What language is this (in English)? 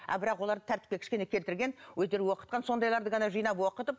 Kazakh